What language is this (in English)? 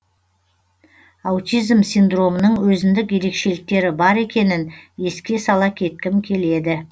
Kazakh